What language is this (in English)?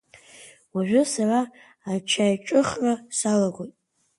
Abkhazian